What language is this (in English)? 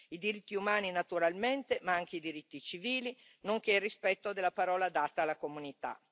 Italian